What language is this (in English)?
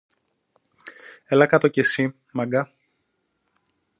Greek